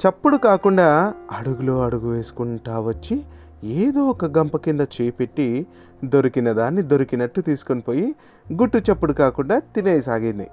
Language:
Telugu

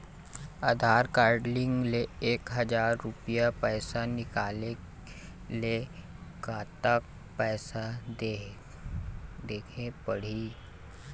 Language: Chhattisgarhi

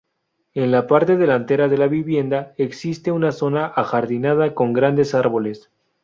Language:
Spanish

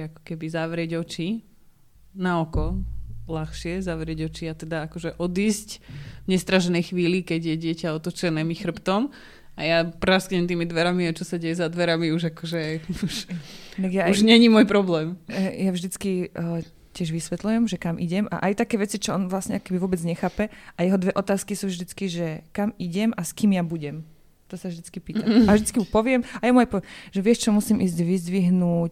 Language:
Slovak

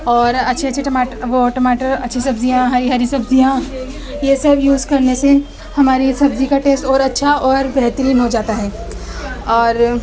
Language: Urdu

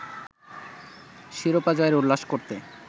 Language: Bangla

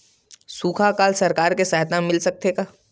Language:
Chhattisgarhi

